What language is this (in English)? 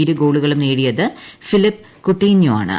Malayalam